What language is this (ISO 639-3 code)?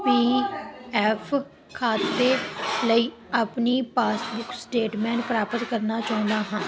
pan